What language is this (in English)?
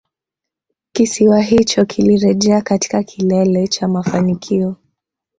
Swahili